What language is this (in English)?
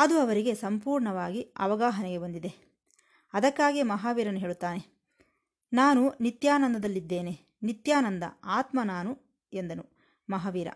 Kannada